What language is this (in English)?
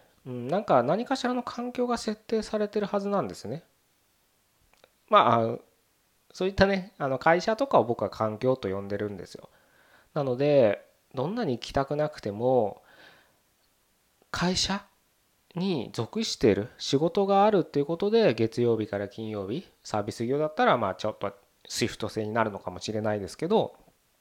Japanese